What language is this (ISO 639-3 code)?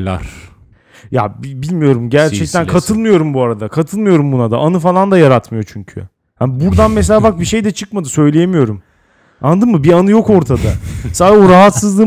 tur